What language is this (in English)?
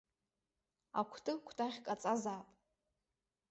Abkhazian